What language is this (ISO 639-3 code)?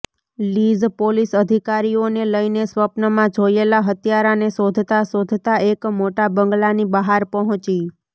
guj